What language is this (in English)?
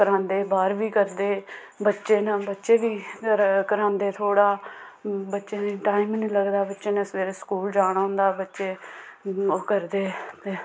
Dogri